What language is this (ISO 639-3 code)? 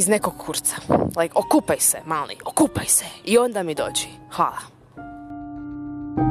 hrv